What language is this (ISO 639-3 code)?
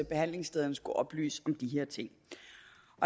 dan